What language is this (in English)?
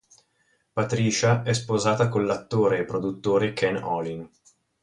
Italian